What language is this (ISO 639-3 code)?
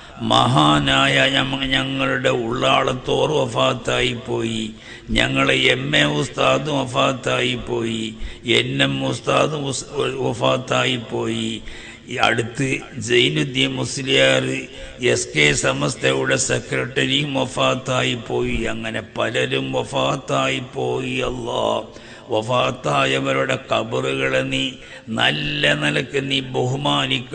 ara